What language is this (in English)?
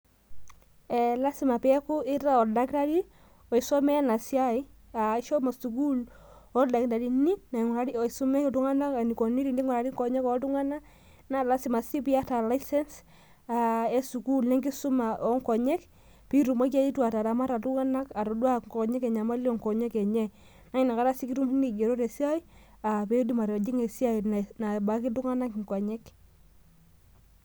Masai